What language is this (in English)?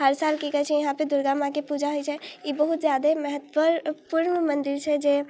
Maithili